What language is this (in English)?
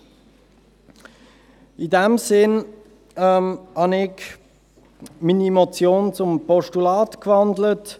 Swiss German